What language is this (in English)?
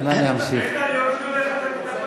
Hebrew